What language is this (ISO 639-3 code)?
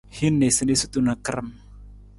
nmz